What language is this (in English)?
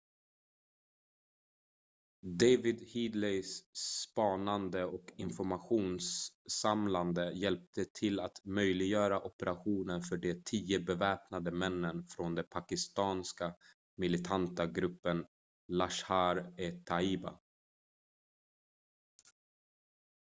Swedish